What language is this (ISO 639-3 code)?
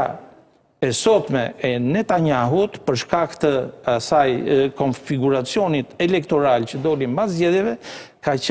ron